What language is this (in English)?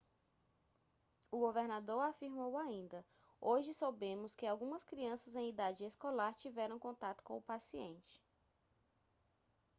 Portuguese